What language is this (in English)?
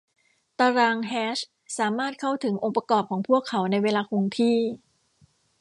Thai